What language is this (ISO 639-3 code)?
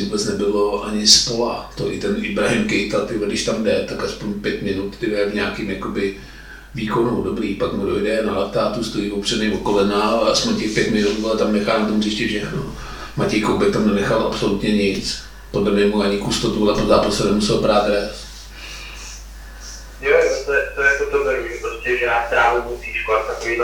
ces